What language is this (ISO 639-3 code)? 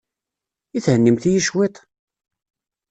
kab